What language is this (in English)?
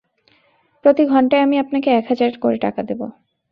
Bangla